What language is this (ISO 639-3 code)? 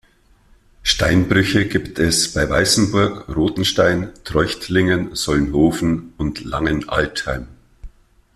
deu